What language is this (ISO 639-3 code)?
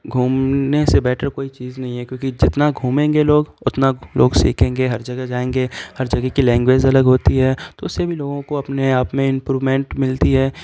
urd